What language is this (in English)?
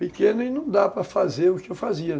Portuguese